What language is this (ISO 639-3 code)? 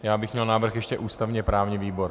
ces